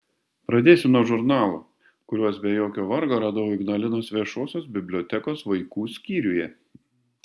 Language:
Lithuanian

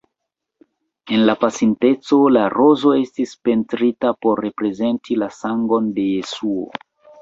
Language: Esperanto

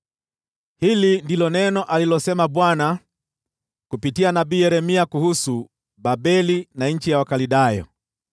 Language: Swahili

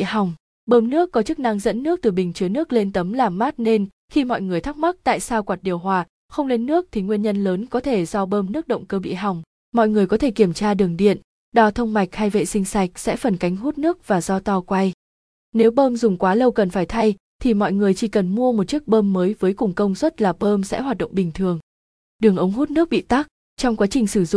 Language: Vietnamese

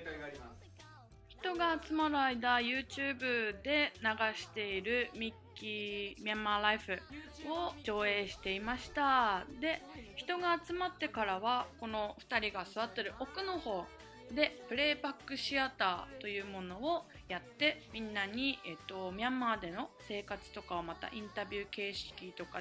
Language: Japanese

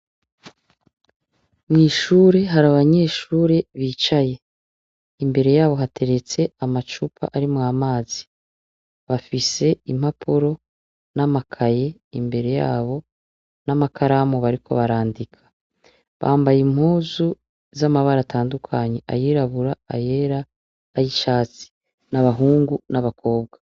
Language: Rundi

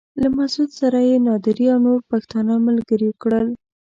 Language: Pashto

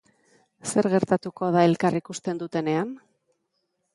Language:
Basque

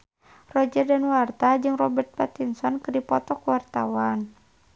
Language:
Sundanese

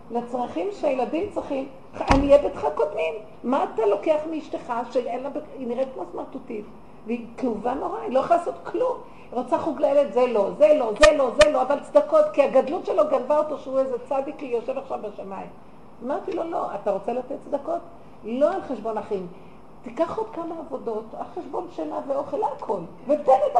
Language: Hebrew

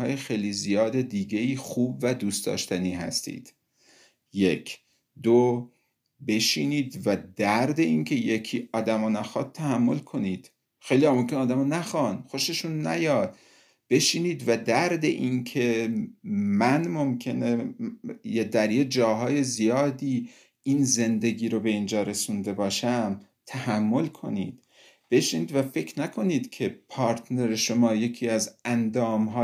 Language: Persian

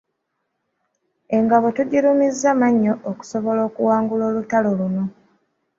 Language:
Ganda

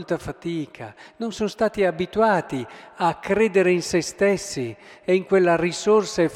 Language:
Italian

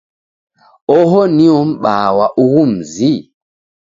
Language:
Taita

